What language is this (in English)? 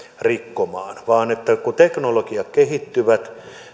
Finnish